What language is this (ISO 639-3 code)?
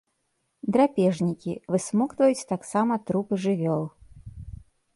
bel